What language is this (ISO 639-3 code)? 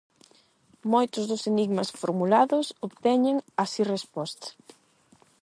glg